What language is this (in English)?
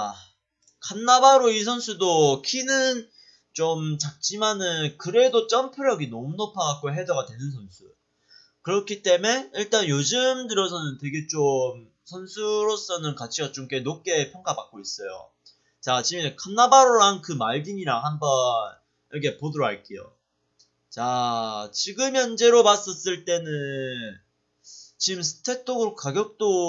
Korean